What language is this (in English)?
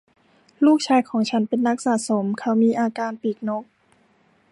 Thai